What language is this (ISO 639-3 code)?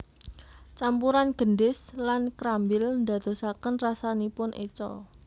jav